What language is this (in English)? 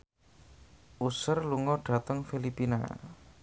Javanese